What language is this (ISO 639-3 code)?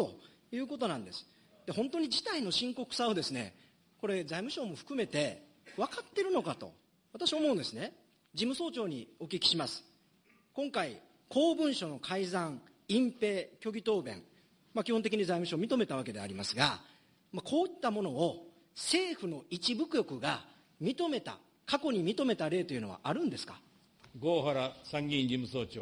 jpn